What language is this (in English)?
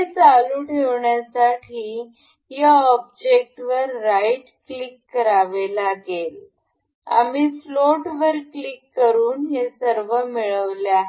Marathi